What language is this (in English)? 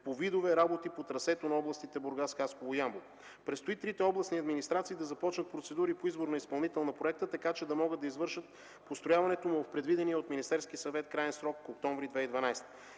Bulgarian